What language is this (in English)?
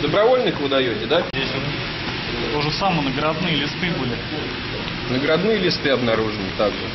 Russian